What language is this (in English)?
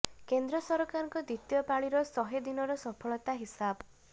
Odia